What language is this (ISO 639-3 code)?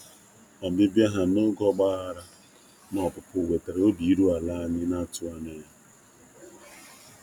ibo